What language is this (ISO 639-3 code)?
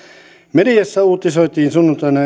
fin